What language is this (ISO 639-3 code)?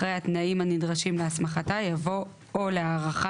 heb